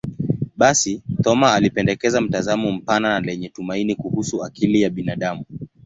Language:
Swahili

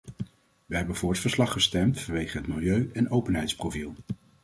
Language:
Dutch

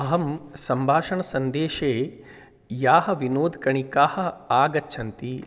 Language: Sanskrit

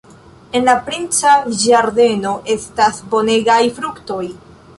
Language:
Esperanto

